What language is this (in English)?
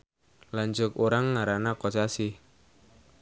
Sundanese